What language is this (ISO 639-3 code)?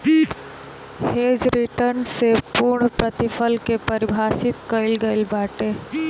bho